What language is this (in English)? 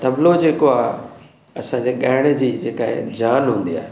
Sindhi